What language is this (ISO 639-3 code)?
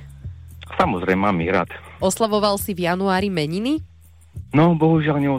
slk